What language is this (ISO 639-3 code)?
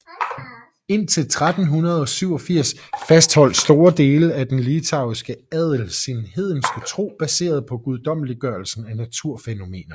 dan